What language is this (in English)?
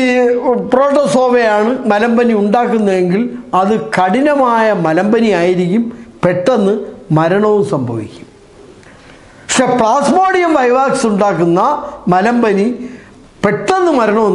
Turkish